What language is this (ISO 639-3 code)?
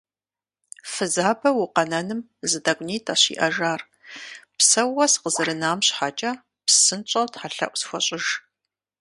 kbd